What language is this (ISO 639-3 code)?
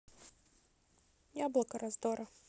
rus